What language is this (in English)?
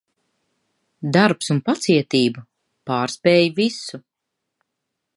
Latvian